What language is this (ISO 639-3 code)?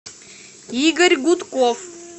rus